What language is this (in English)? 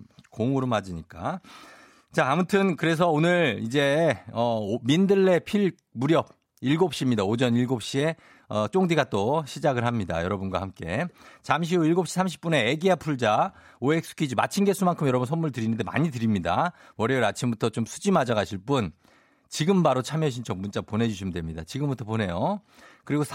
Korean